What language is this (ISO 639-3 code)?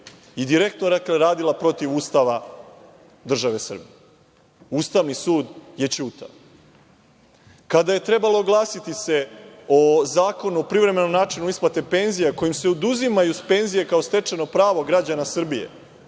srp